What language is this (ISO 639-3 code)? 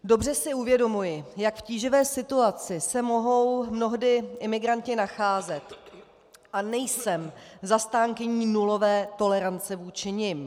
ces